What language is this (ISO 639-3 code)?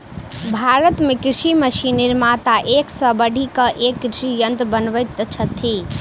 mai